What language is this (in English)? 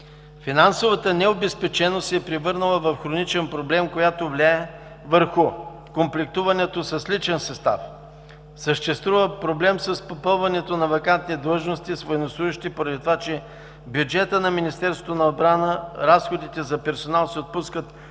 Bulgarian